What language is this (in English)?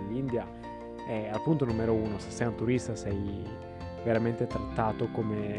Italian